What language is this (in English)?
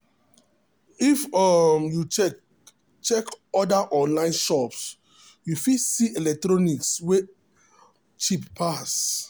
Nigerian Pidgin